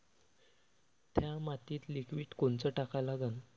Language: Marathi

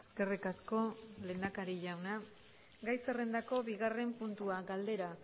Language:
Basque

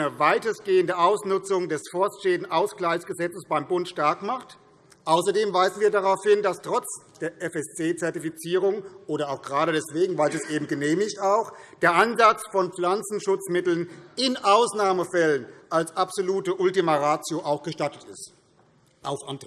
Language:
German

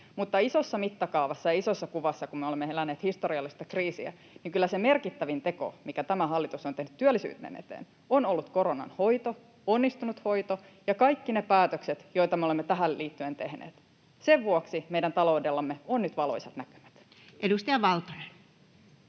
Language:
Finnish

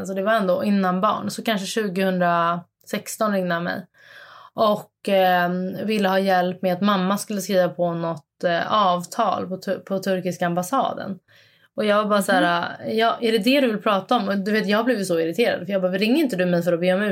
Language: Swedish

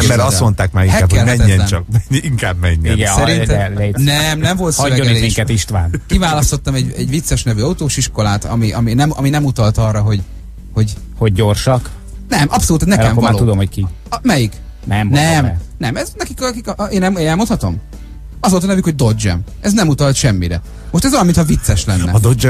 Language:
Hungarian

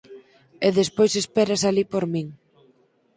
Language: Galician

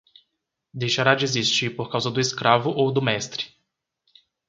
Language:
Portuguese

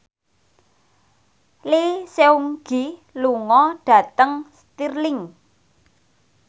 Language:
Javanese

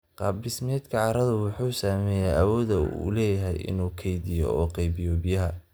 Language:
Somali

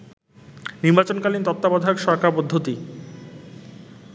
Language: Bangla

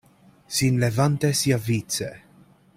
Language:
Esperanto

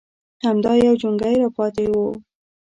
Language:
Pashto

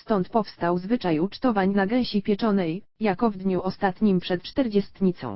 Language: Polish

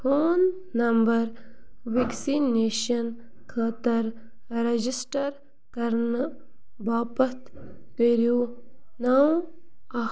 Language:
Kashmiri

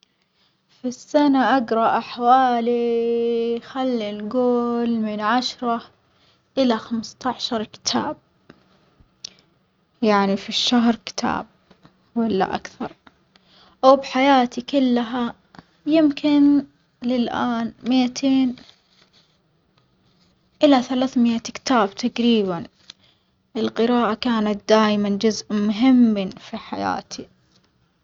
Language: Omani Arabic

